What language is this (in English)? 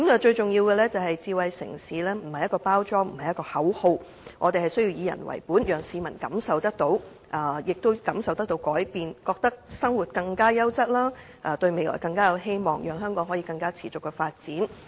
Cantonese